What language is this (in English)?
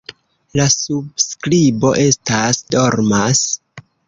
Esperanto